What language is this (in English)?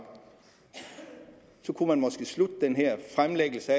Danish